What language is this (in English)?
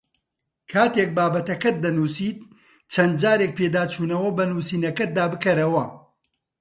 Central Kurdish